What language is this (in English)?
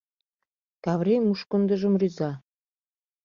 Mari